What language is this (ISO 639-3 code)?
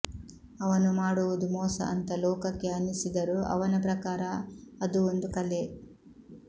kan